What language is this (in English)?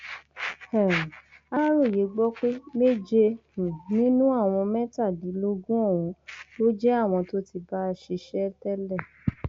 Yoruba